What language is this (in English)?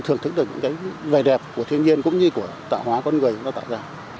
Vietnamese